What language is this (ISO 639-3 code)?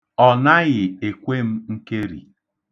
ibo